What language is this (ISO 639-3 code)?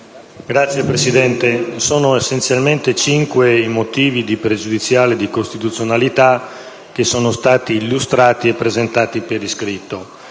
ita